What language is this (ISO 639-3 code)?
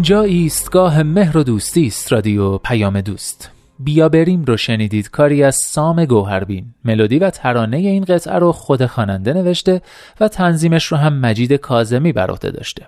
fas